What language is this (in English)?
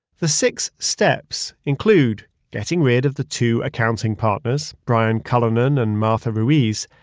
English